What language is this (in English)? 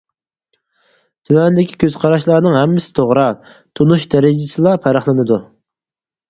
Uyghur